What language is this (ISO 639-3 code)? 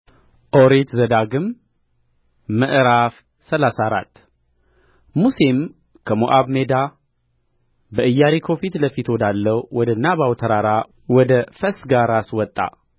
amh